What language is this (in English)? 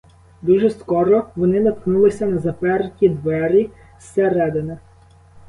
Ukrainian